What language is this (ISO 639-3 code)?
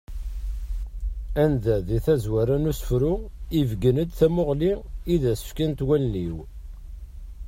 kab